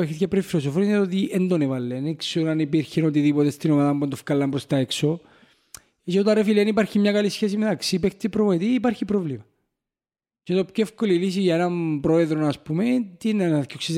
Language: Greek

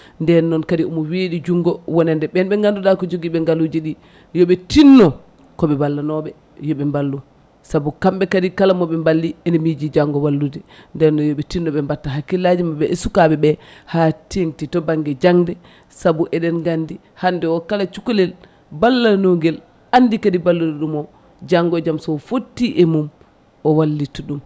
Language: Fula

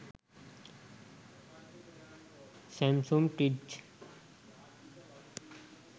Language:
Sinhala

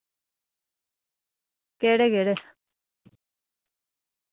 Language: Dogri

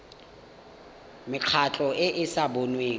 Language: Tswana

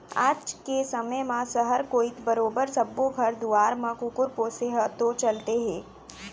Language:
Chhattisgarhi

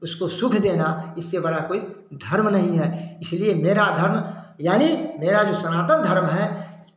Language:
Hindi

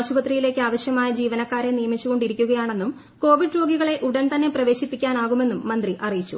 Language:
Malayalam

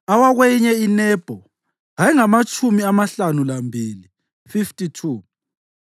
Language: North Ndebele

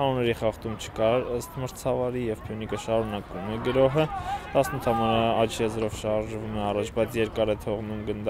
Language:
Romanian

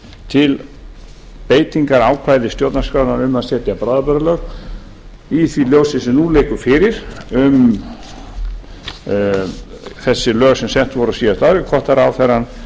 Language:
Icelandic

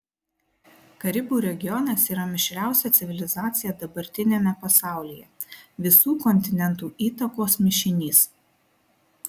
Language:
Lithuanian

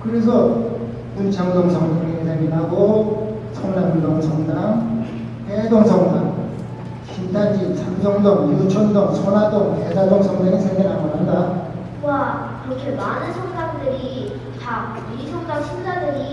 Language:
Korean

